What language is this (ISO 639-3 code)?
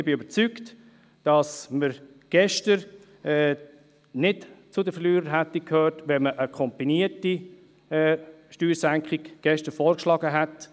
gsw